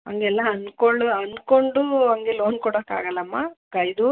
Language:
Kannada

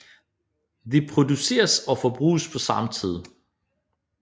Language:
Danish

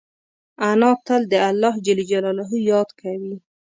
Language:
Pashto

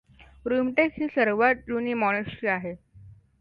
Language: Marathi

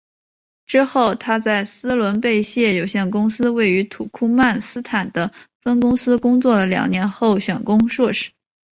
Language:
Chinese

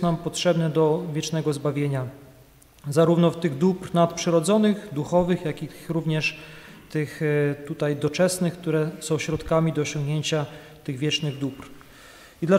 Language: Polish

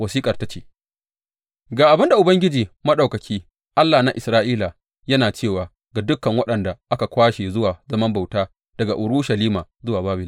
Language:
Hausa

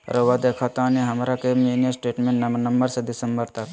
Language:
Magahi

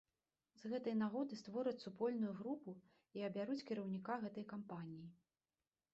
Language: Belarusian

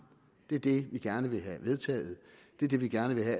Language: Danish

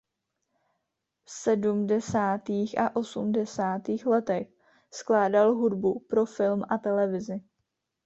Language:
Czech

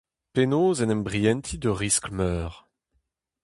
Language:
Breton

